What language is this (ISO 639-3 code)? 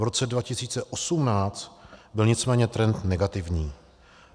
ces